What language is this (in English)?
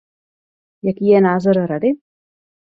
Czech